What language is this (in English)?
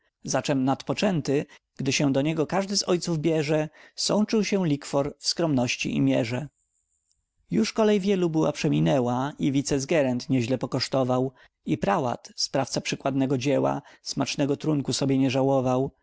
Polish